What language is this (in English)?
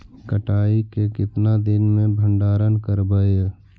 Magahi